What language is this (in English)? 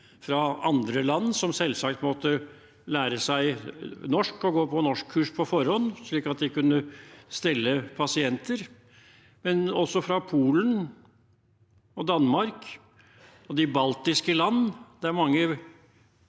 Norwegian